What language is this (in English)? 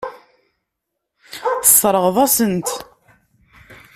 Kabyle